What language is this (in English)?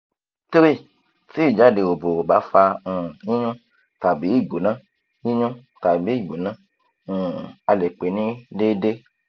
Yoruba